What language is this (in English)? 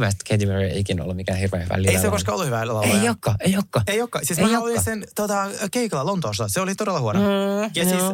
Finnish